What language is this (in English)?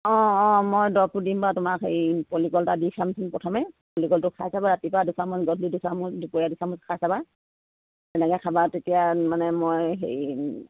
Assamese